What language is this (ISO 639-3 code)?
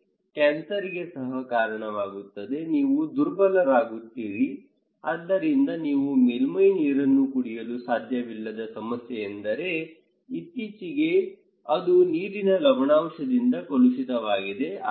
kan